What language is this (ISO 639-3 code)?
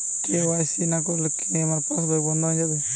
ben